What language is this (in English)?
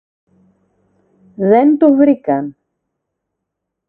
Greek